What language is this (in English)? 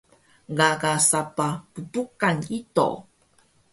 Taroko